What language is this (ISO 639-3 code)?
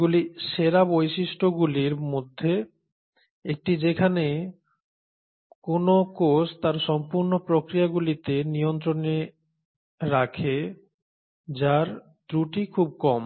ben